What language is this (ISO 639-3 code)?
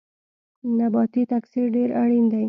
pus